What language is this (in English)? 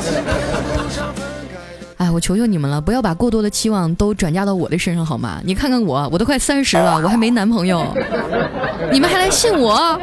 Chinese